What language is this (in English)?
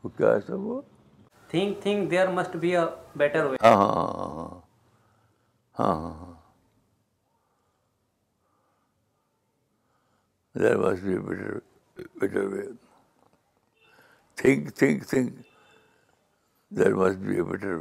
Urdu